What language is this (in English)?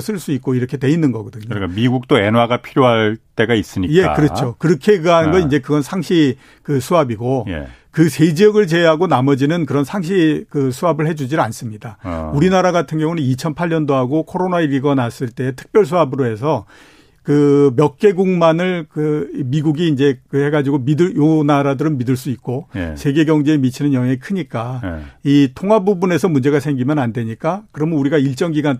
Korean